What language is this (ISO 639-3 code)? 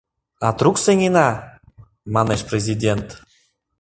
chm